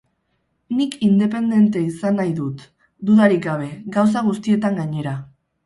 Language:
Basque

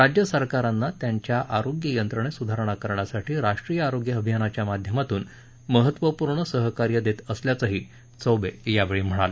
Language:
Marathi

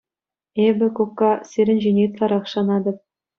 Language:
Chuvash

